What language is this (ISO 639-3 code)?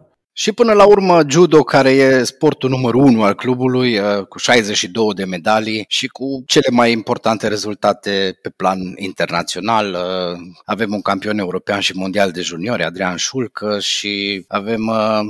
ron